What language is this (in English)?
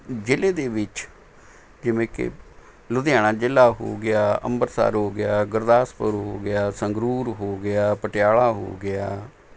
Punjabi